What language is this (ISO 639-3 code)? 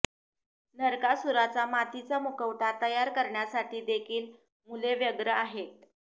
mar